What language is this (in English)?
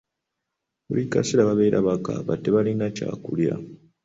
Ganda